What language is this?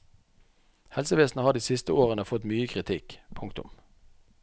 Norwegian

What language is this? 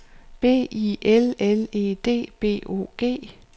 Danish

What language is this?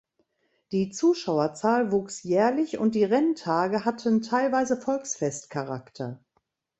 German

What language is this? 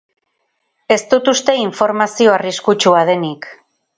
Basque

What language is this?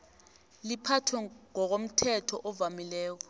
South Ndebele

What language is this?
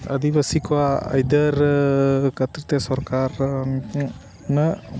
Santali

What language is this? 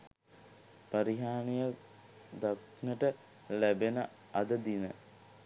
Sinhala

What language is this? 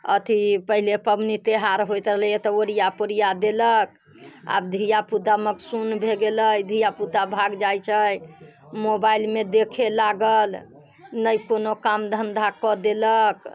Maithili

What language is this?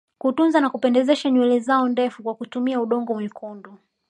Swahili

